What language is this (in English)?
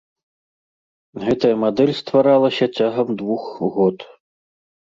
Belarusian